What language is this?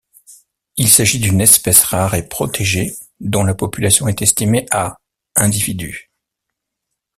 French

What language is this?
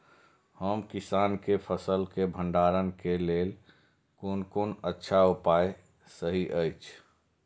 Maithili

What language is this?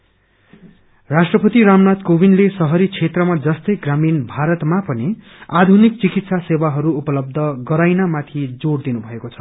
Nepali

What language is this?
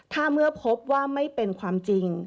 Thai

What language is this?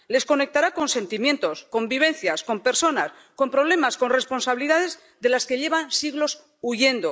Spanish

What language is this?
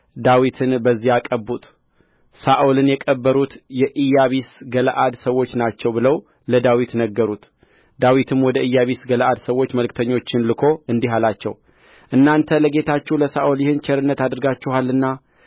Amharic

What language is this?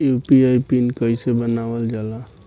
Bhojpuri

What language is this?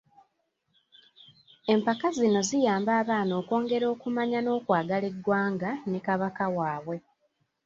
Ganda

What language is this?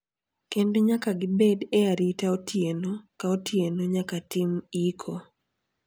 Luo (Kenya and Tanzania)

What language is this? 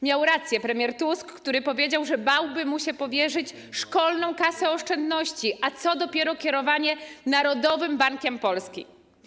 Polish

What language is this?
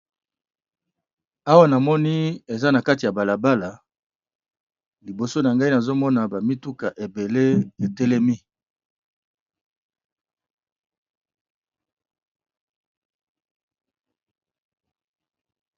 Lingala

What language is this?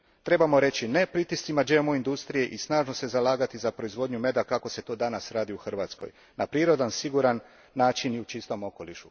Croatian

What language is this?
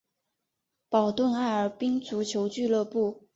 Chinese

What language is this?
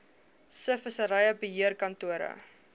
Afrikaans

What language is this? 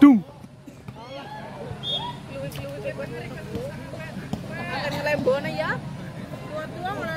Indonesian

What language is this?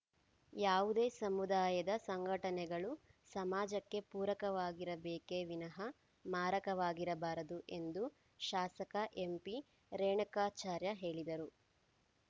Kannada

